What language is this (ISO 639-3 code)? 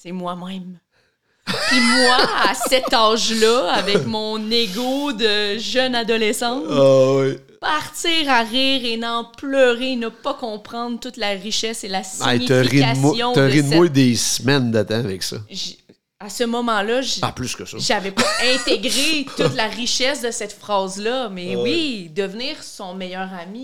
fra